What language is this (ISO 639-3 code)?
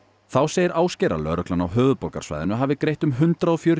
isl